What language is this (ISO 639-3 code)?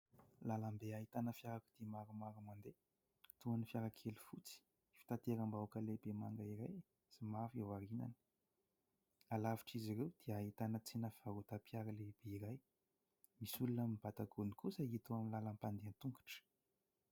mlg